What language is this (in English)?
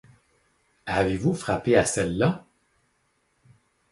French